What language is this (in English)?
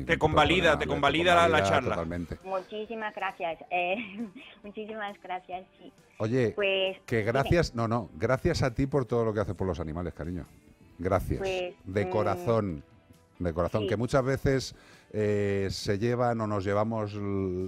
Spanish